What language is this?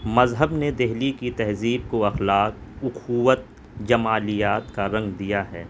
Urdu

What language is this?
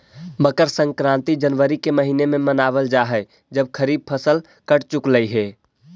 Magahi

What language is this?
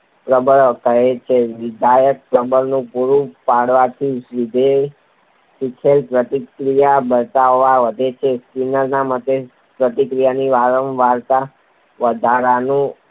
Gujarati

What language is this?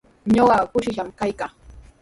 Sihuas Ancash Quechua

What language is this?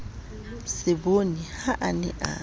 Southern Sotho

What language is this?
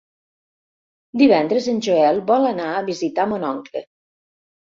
Catalan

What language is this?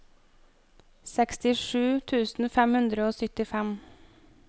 Norwegian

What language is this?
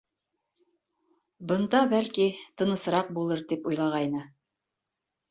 Bashkir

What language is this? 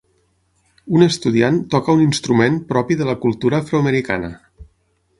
Catalan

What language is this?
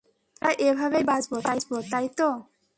Bangla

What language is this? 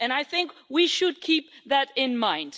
English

